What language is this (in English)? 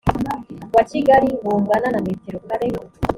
Kinyarwanda